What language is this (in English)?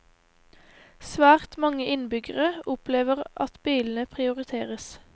Norwegian